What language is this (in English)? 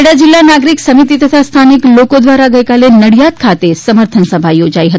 Gujarati